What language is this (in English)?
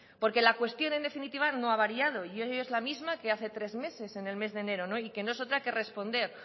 Spanish